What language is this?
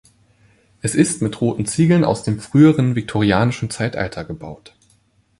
German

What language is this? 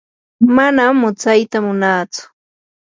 Yanahuanca Pasco Quechua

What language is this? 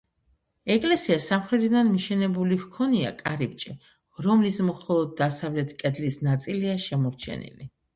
Georgian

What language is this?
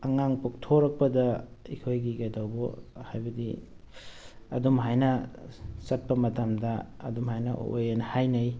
Manipuri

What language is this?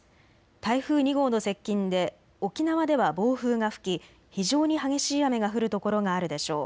Japanese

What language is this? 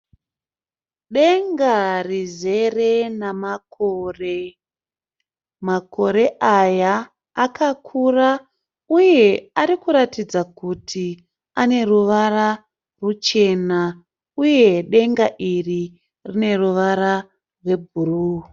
Shona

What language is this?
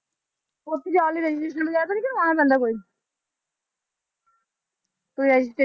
Punjabi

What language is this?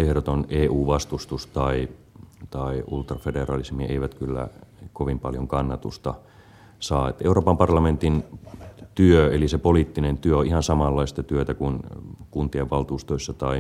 Finnish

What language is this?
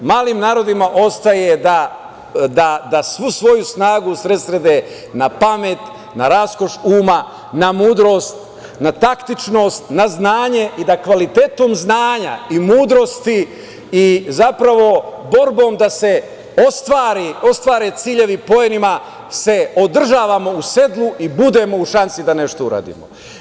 Serbian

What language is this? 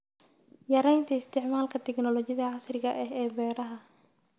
Somali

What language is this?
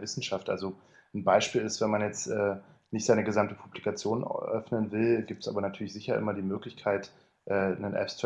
German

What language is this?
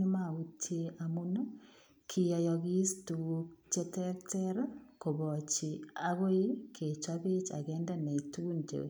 Kalenjin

